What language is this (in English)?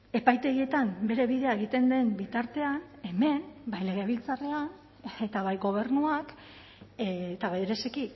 Basque